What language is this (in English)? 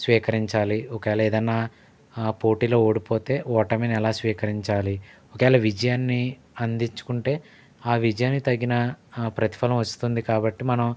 Telugu